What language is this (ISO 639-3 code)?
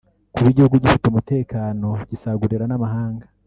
kin